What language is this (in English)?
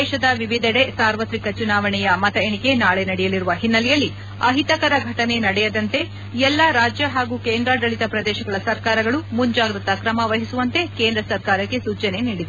Kannada